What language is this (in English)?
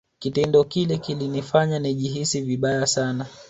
Swahili